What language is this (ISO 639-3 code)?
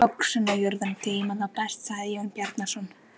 isl